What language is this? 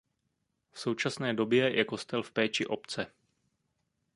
Czech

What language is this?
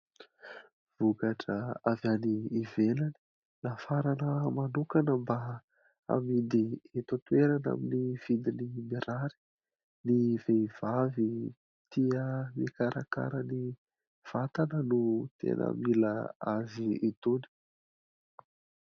Malagasy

